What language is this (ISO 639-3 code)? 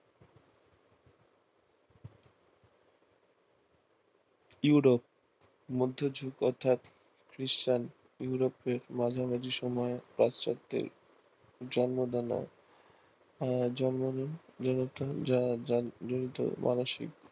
ben